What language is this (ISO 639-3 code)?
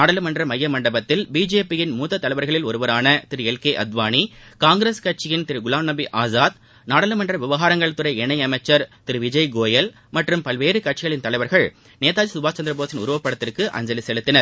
tam